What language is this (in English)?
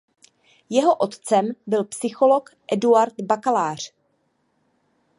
Czech